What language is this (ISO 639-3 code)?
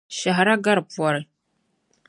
dag